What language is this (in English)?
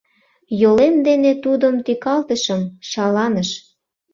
Mari